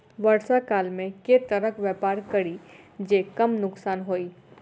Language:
Maithili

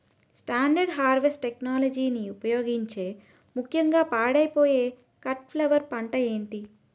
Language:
Telugu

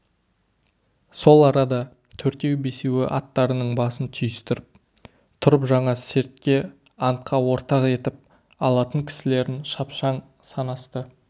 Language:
Kazakh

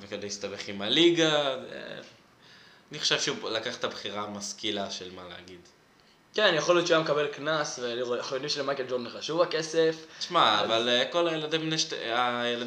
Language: Hebrew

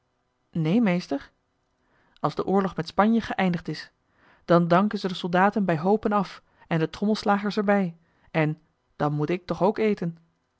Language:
Dutch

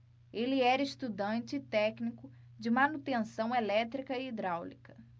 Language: Portuguese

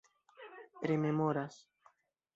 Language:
Esperanto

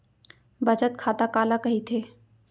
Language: Chhattisgarhi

